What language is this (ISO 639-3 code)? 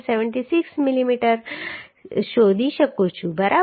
guj